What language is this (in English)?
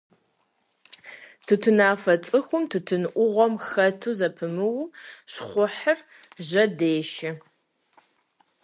Kabardian